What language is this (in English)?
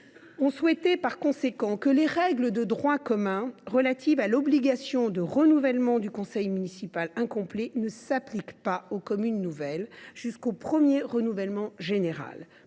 French